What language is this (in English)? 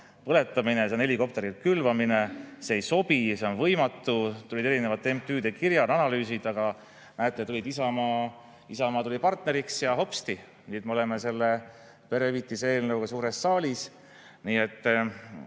Estonian